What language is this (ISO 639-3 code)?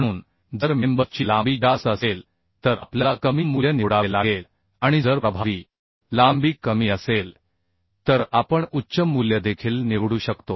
mar